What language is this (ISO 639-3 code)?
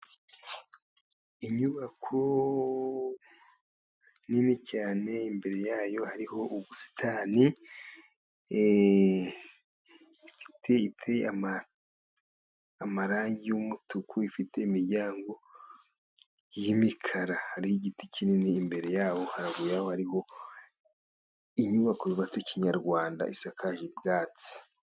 kin